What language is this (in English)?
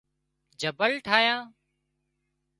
Wadiyara Koli